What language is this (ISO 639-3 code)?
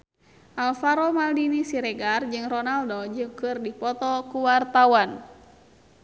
sun